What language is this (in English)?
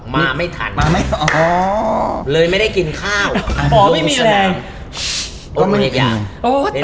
Thai